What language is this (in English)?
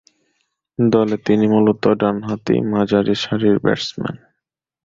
Bangla